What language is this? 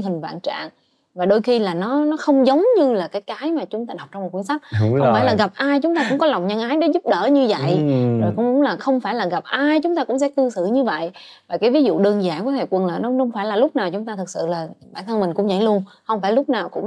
Vietnamese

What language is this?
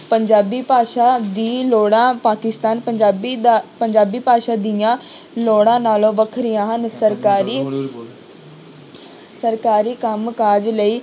Punjabi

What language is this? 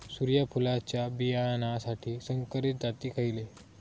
Marathi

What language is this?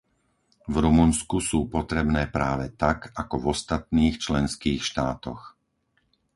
Slovak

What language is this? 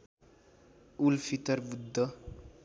Nepali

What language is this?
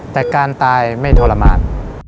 Thai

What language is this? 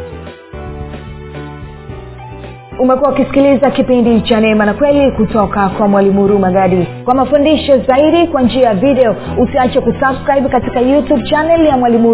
Swahili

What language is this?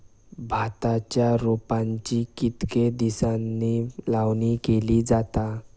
Marathi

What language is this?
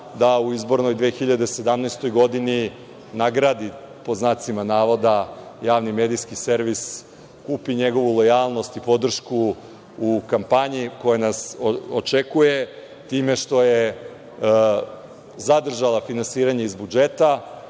Serbian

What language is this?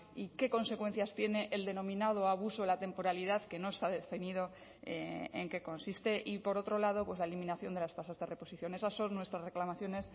Spanish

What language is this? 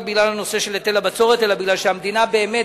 Hebrew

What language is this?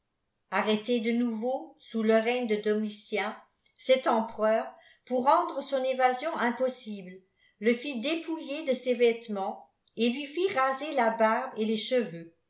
French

